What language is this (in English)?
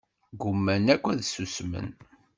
Kabyle